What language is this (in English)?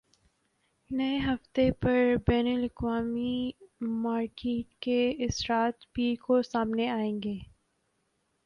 Urdu